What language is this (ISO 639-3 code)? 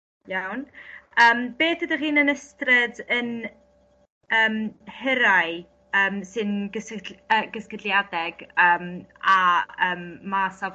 cym